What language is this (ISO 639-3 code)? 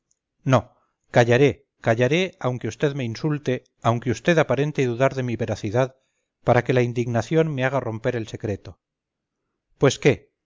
spa